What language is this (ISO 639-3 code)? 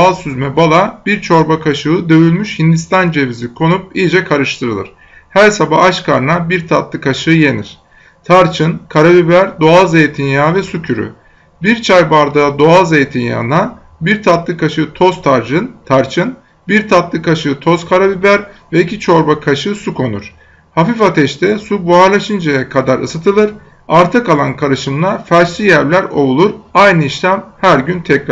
tur